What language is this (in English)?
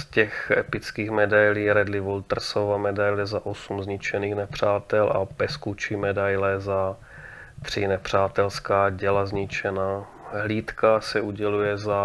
Czech